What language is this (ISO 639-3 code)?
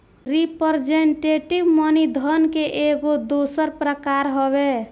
bho